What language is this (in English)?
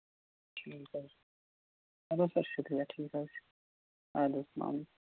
Kashmiri